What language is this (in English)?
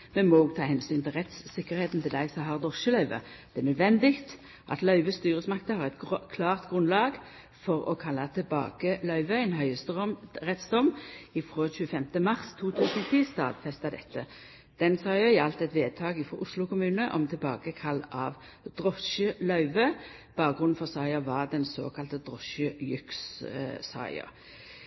Norwegian Nynorsk